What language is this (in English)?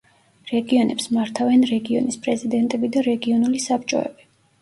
Georgian